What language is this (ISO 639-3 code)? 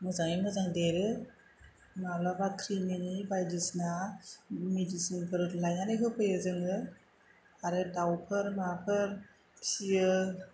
brx